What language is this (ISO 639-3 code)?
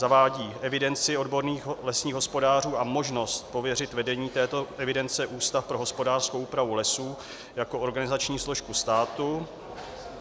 ces